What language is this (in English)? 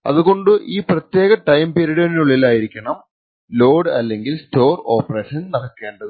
Malayalam